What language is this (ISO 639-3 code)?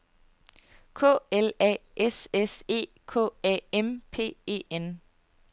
dan